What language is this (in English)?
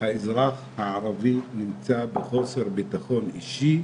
Hebrew